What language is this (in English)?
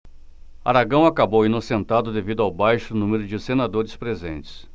Portuguese